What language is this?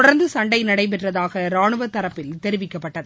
Tamil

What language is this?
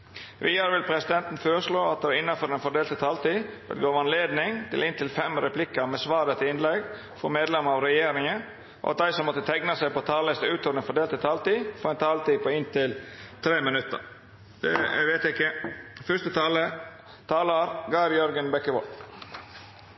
Norwegian Nynorsk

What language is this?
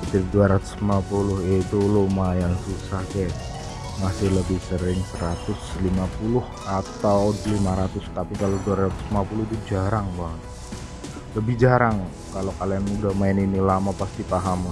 Indonesian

